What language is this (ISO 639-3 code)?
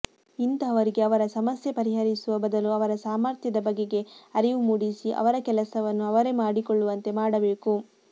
kan